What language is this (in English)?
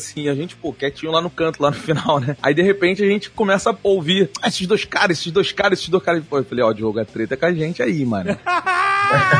Portuguese